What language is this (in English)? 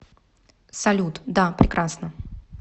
Russian